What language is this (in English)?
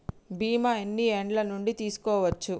Telugu